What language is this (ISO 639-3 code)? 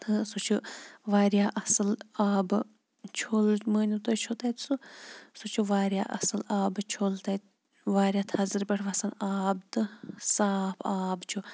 kas